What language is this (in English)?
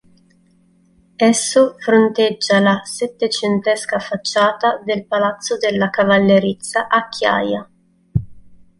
Italian